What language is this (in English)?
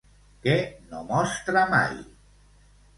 Catalan